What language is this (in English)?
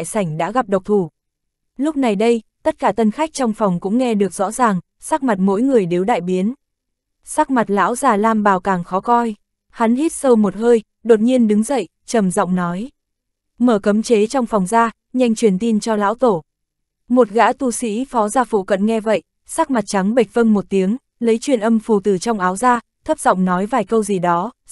Vietnamese